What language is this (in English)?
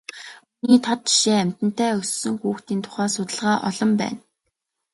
Mongolian